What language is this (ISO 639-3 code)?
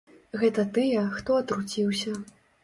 bel